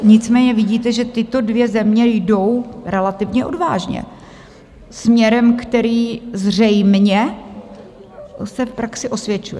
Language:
Czech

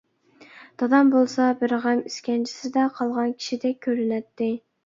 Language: Uyghur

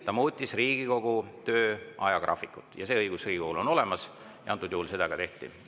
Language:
Estonian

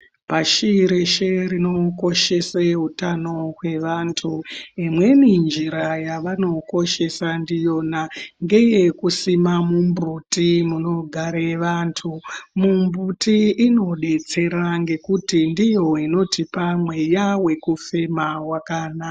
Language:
Ndau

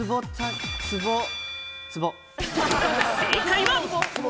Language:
Japanese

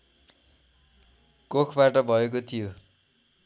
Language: Nepali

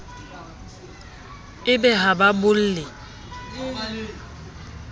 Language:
Southern Sotho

